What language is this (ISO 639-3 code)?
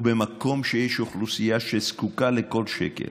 heb